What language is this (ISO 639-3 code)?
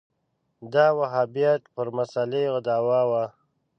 pus